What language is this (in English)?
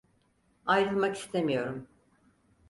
Turkish